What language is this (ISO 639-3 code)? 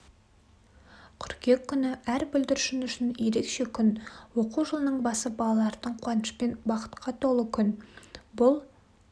kaz